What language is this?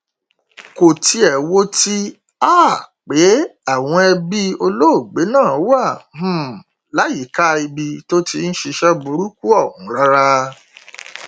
Yoruba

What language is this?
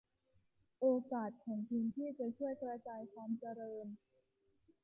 Thai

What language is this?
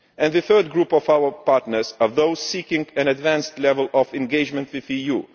English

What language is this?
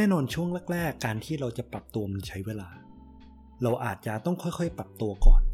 Thai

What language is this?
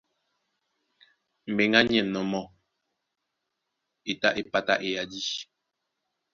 Duala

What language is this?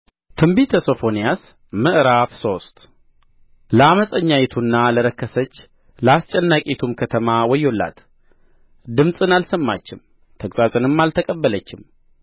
Amharic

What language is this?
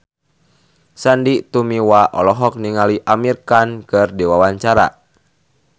Sundanese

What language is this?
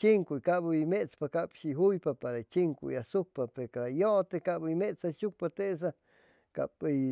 Chimalapa Zoque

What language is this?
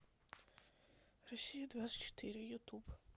Russian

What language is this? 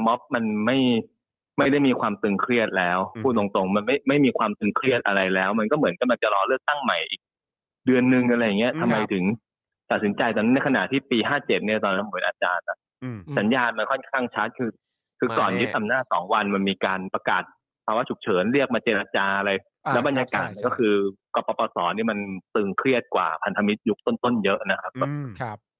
Thai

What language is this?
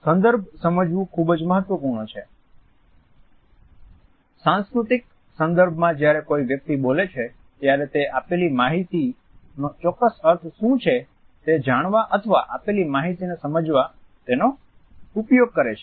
Gujarati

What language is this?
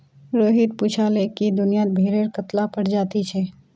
Magahi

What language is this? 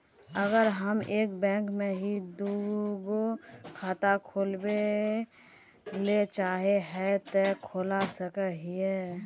Magahi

